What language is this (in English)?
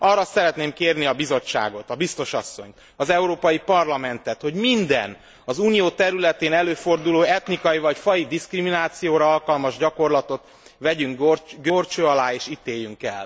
Hungarian